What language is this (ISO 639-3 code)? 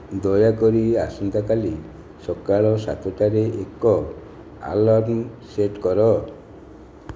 ori